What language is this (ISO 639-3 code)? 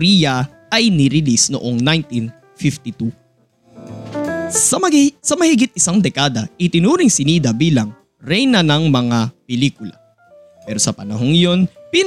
fil